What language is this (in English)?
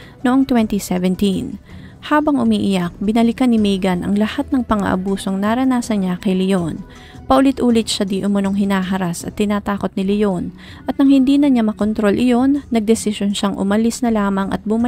Filipino